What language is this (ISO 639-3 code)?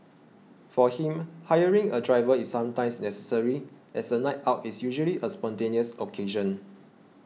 eng